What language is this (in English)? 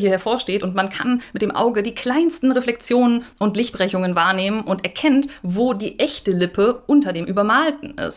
German